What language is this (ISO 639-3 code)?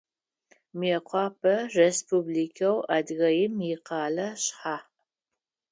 ady